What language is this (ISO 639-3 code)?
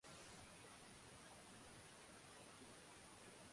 swa